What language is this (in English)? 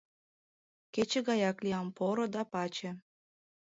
Mari